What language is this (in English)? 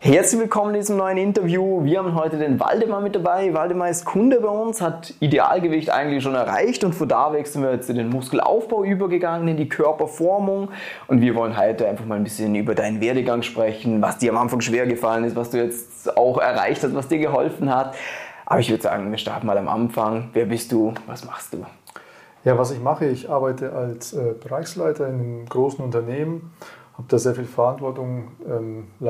German